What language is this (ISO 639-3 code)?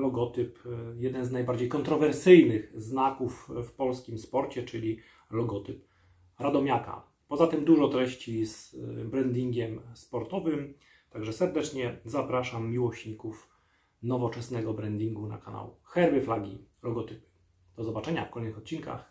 pol